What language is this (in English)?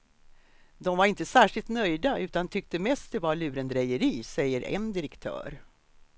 Swedish